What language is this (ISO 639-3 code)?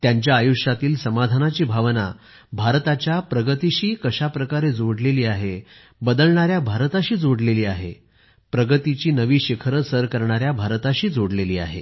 mar